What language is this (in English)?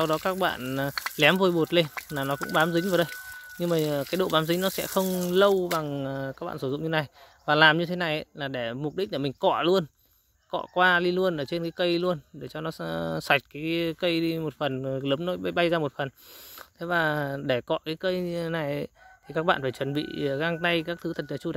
Vietnamese